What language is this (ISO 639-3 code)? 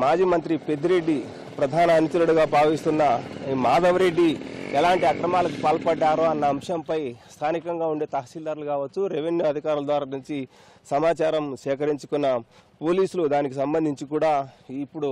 tel